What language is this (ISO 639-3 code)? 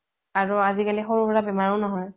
asm